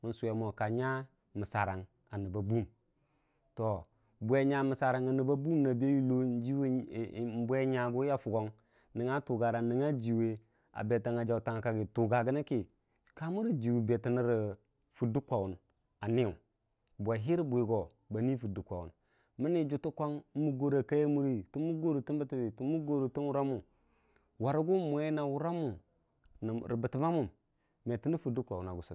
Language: Dijim-Bwilim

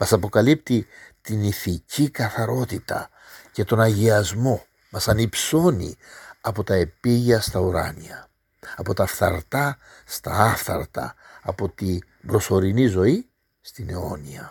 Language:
Greek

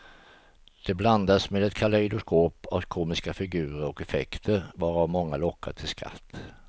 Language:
Swedish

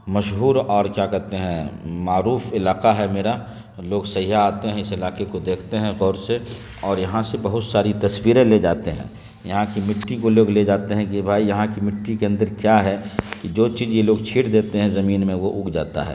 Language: Urdu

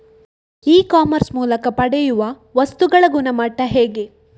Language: Kannada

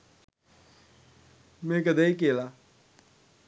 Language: Sinhala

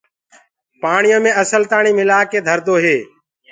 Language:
Gurgula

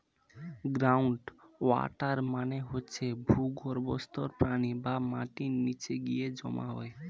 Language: Bangla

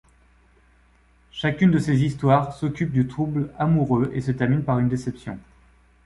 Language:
French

